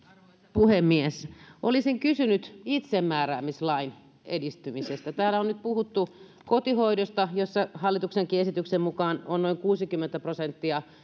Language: Finnish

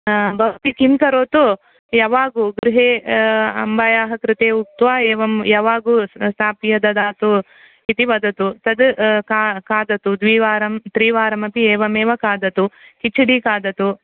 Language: Sanskrit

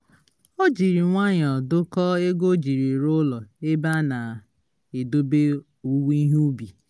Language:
Igbo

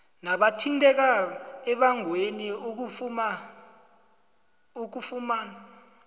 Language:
South Ndebele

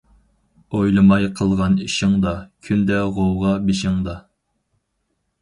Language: Uyghur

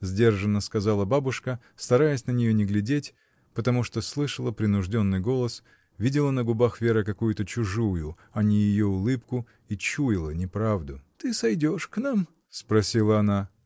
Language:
Russian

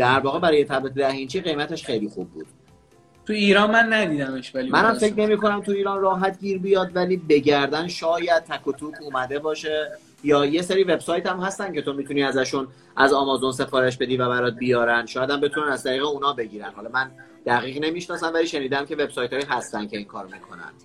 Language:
Persian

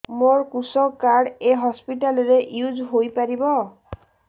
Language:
Odia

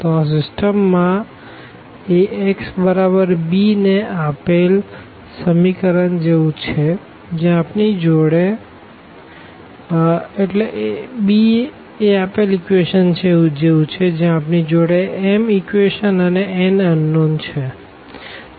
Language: Gujarati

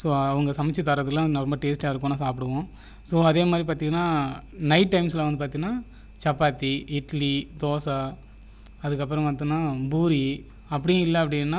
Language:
Tamil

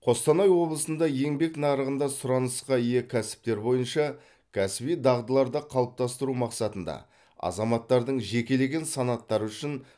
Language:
Kazakh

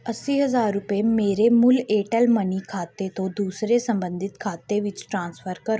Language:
Punjabi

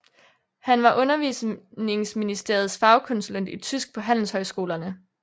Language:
Danish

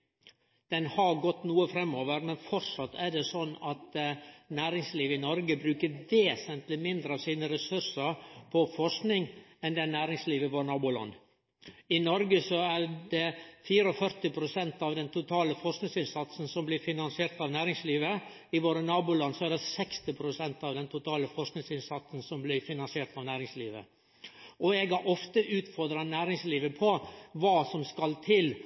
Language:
Norwegian Nynorsk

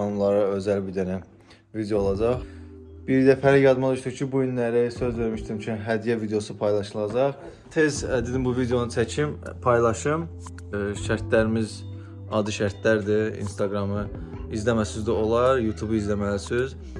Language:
Turkish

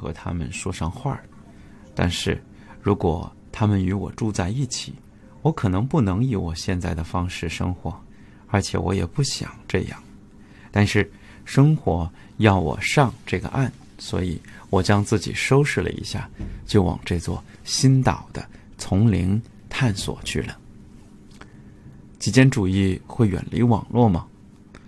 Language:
Chinese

